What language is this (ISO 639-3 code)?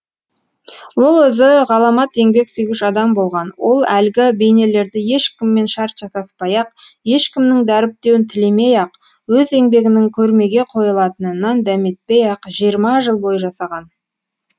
kaz